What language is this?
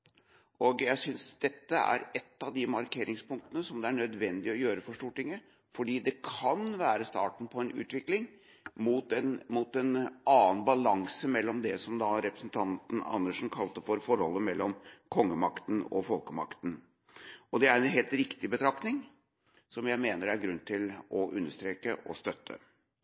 Norwegian Bokmål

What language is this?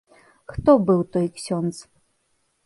Belarusian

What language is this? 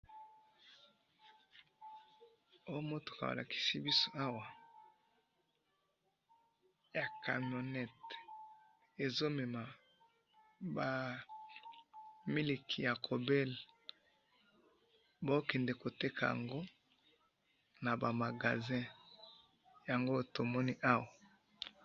Lingala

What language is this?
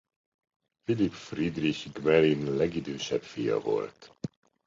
Hungarian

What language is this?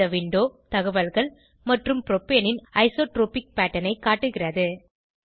Tamil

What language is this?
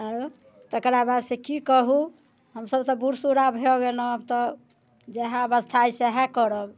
Maithili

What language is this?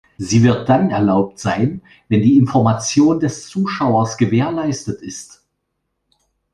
German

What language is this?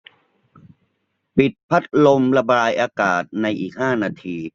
Thai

